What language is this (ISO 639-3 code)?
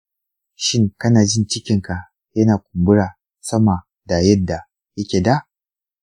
hau